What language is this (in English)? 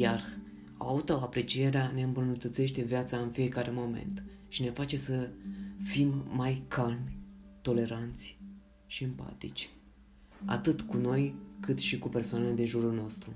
Romanian